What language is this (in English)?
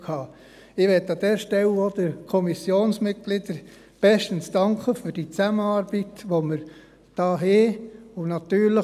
Swiss German